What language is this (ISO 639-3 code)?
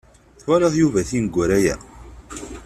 kab